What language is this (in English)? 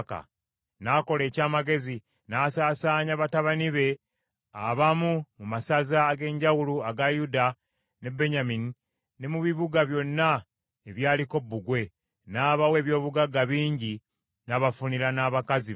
Ganda